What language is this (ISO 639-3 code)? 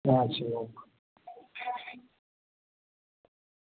mai